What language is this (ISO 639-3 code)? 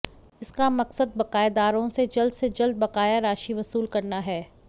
hin